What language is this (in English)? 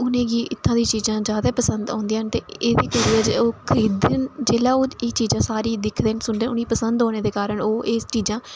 Dogri